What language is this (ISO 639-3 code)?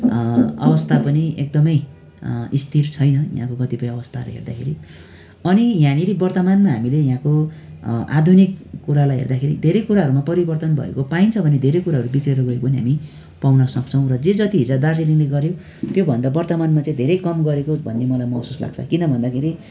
nep